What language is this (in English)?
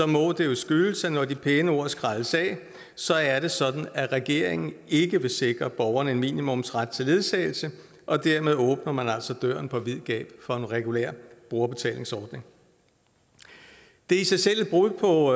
Danish